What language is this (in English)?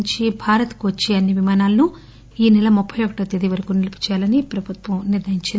Telugu